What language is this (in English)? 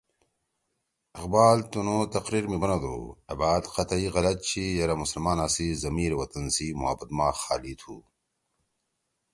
Torwali